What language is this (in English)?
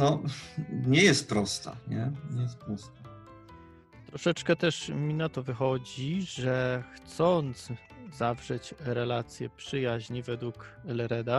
Polish